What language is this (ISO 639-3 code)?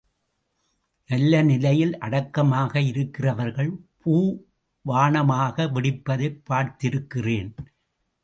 tam